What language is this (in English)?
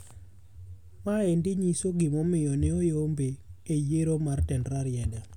Luo (Kenya and Tanzania)